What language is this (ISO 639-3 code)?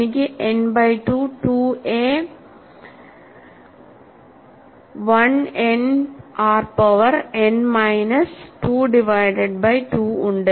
mal